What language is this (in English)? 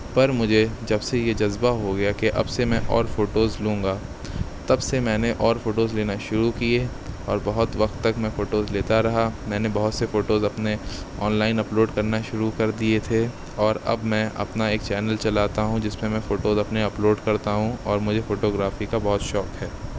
Urdu